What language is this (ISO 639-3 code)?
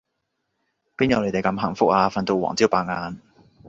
yue